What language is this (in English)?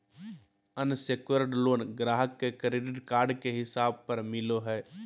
Magahi